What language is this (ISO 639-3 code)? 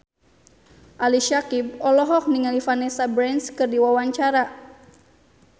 sun